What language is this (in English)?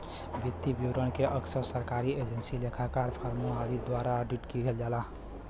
Bhojpuri